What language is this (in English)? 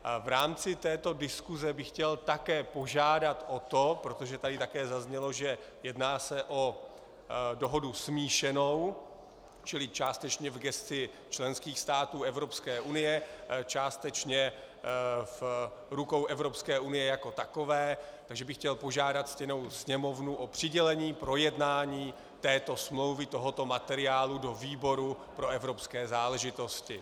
Czech